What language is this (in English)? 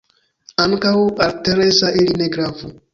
Esperanto